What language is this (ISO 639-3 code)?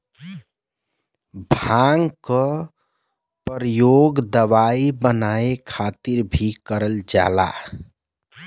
bho